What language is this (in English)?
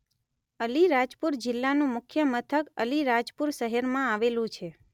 Gujarati